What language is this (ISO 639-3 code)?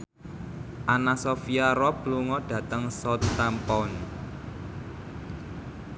jav